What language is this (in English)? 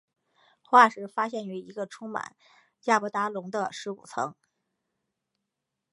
Chinese